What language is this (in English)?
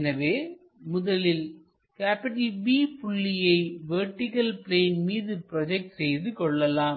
Tamil